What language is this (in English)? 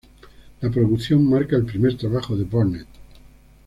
Spanish